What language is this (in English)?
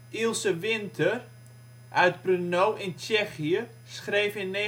Dutch